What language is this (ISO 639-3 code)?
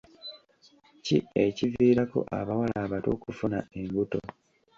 lug